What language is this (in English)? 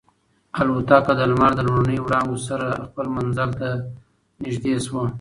Pashto